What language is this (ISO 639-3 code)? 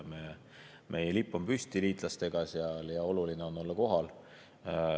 est